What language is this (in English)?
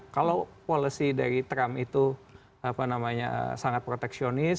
Indonesian